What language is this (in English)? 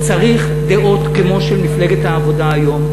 Hebrew